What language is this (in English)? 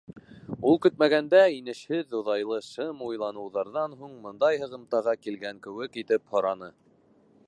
Bashkir